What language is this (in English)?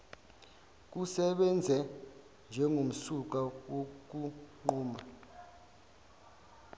Zulu